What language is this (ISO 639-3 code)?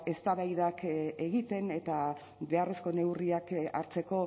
eus